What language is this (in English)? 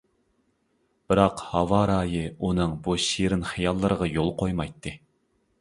Uyghur